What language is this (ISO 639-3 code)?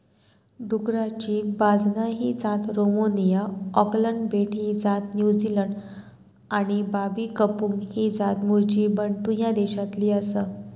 mar